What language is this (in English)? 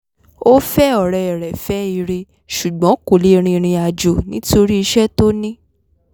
Yoruba